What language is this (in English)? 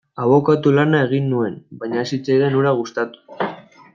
Basque